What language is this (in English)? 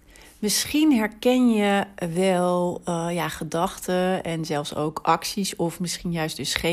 Dutch